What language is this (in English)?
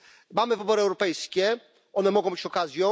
Polish